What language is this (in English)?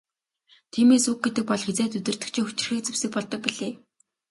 Mongolian